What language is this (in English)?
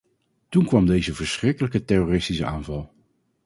Dutch